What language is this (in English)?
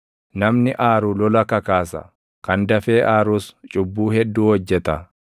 Oromo